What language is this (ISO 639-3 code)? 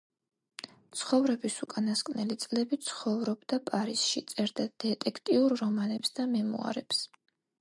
kat